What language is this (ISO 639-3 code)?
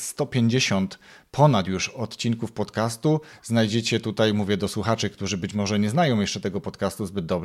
pol